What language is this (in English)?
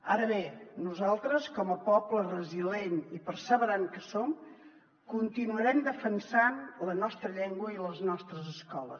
Catalan